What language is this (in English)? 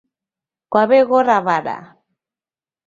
Taita